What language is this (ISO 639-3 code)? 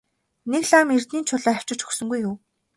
mon